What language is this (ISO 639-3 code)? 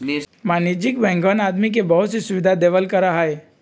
mag